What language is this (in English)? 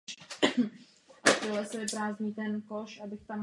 Czech